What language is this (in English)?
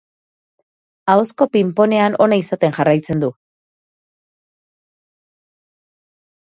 Basque